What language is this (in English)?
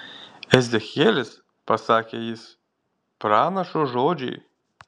Lithuanian